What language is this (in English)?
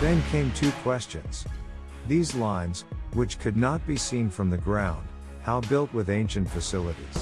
English